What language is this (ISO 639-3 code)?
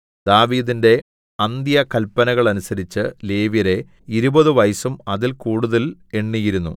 mal